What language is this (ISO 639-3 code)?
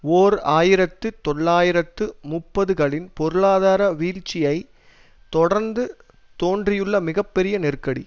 tam